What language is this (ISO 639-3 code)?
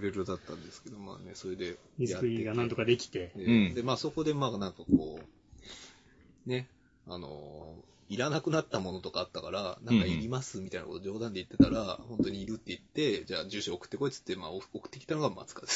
jpn